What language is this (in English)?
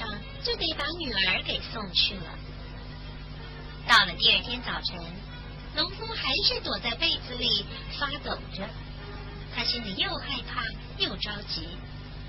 Chinese